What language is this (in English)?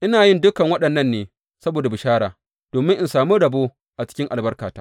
Hausa